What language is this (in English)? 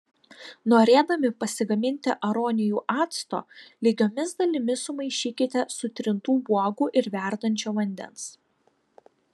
Lithuanian